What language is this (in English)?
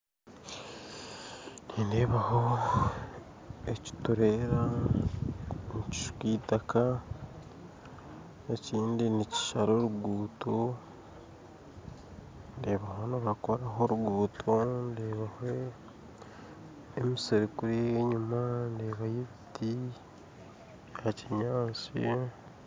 Nyankole